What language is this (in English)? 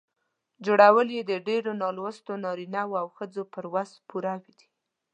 Pashto